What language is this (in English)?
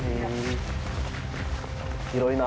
Japanese